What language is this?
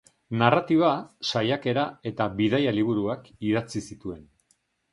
Basque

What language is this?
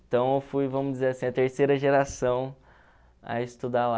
Portuguese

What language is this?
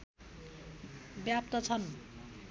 Nepali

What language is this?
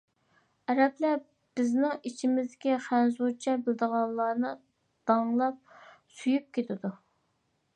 Uyghur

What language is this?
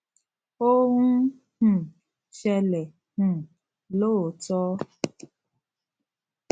Yoruba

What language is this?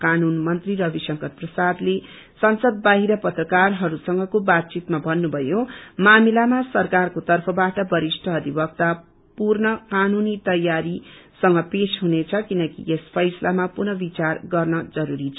Nepali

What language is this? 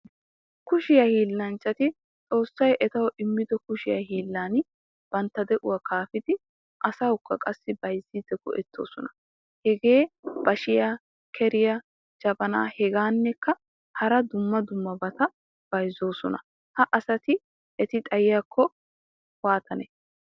Wolaytta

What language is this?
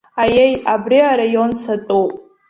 Abkhazian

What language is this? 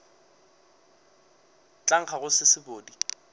Northern Sotho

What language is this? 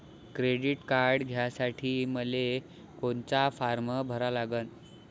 Marathi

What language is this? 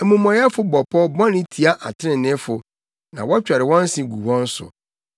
Akan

